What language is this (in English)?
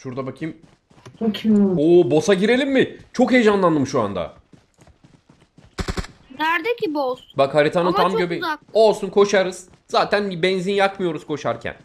Turkish